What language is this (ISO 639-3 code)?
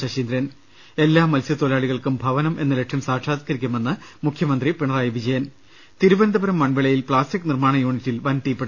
mal